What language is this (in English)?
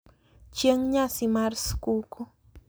Luo (Kenya and Tanzania)